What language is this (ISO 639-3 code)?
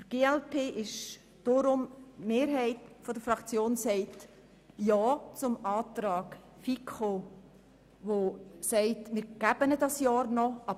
gsw